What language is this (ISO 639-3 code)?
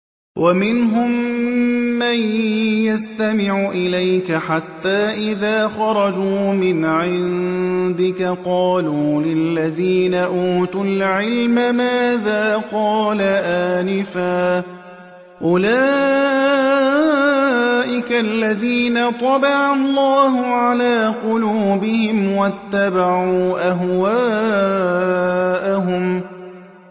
ara